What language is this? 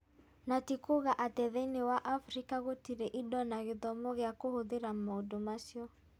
Kikuyu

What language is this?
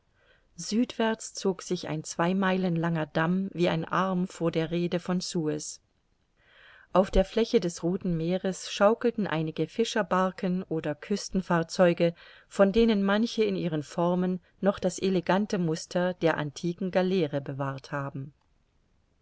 German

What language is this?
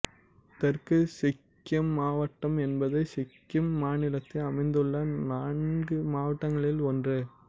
Tamil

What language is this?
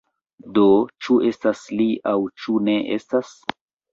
Esperanto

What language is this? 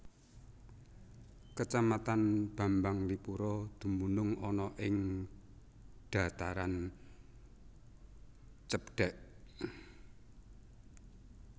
Javanese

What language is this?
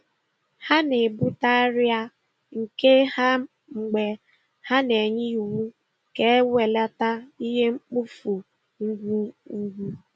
Igbo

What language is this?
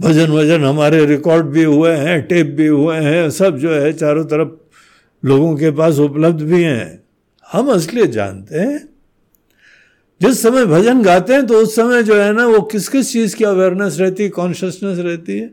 Hindi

